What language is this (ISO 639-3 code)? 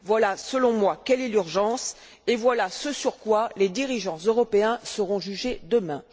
fra